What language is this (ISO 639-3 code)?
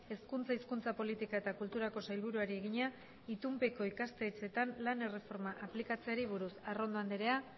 eus